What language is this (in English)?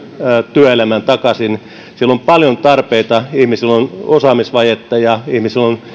Finnish